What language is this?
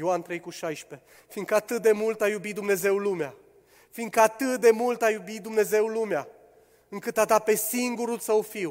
Romanian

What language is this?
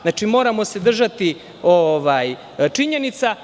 Serbian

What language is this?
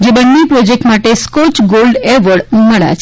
Gujarati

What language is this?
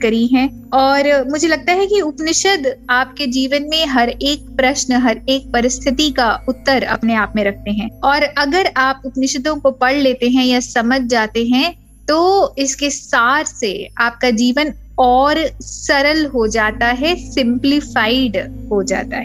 Hindi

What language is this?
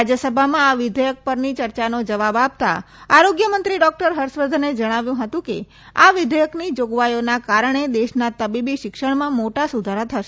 Gujarati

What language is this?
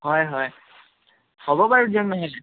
Assamese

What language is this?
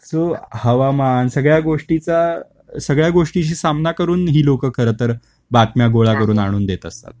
Marathi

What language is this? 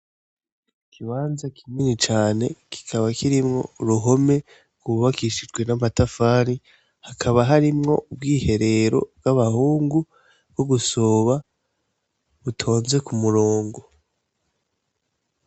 Rundi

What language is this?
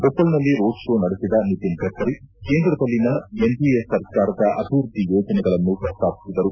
Kannada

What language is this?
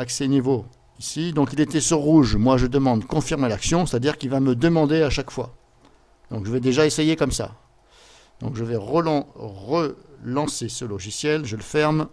French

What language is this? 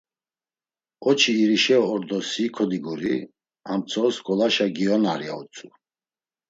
Laz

